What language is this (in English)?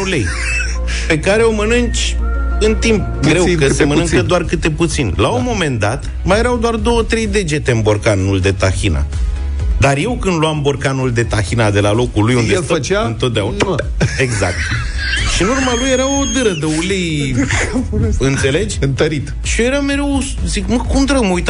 Romanian